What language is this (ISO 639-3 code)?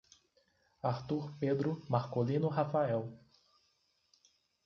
por